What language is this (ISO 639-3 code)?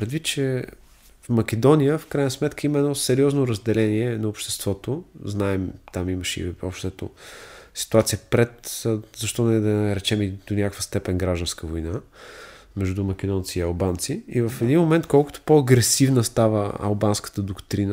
bul